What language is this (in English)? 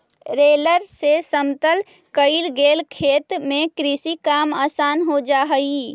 Magahi